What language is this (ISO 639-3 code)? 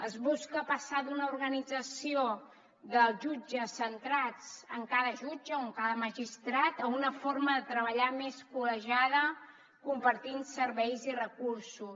cat